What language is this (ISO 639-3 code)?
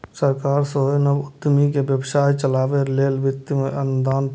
mai